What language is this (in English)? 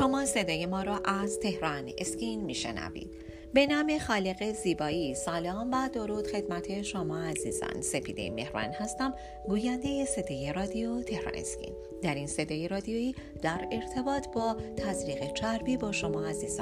Persian